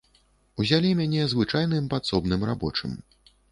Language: Belarusian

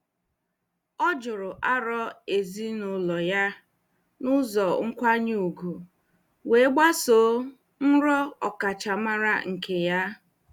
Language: Igbo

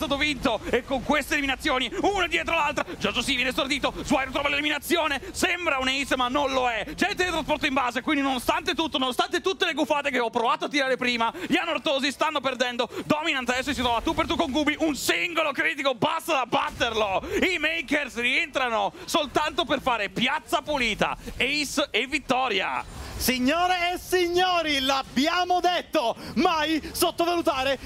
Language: Italian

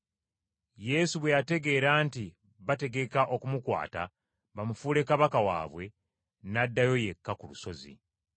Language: Ganda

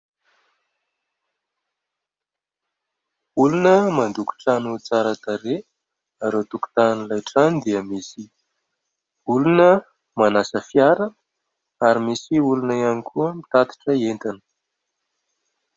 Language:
Malagasy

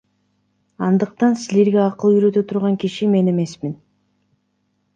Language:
Kyrgyz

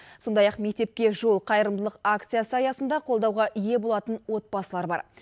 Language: Kazakh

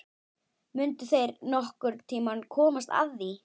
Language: Icelandic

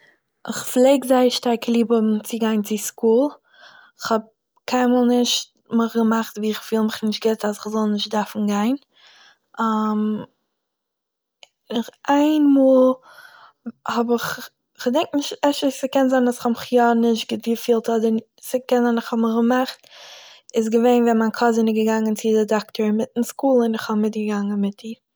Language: Yiddish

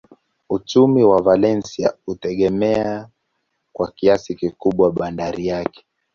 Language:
Swahili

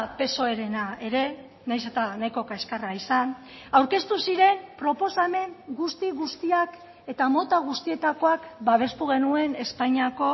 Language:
Basque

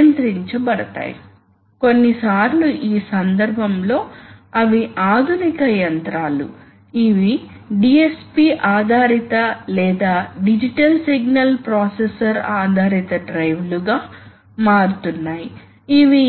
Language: Telugu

